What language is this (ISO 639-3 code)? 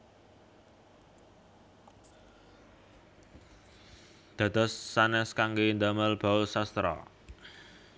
jav